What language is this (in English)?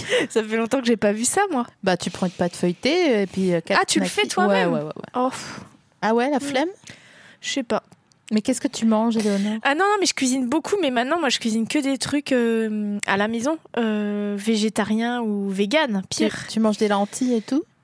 French